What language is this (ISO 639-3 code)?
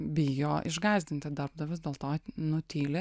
lit